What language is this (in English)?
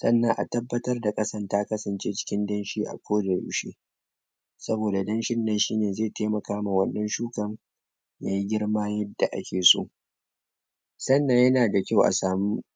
Hausa